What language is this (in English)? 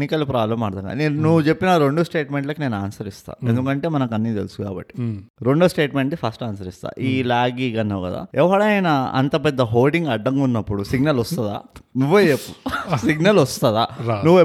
Telugu